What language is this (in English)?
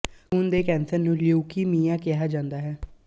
Punjabi